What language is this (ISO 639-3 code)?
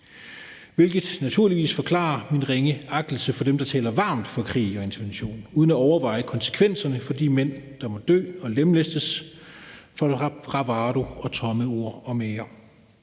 dan